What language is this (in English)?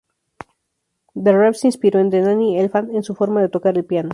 Spanish